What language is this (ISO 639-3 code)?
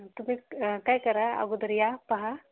mar